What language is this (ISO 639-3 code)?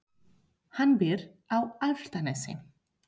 isl